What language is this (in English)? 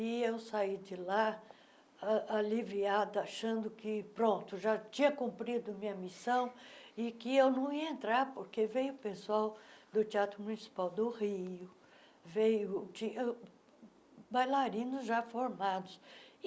Portuguese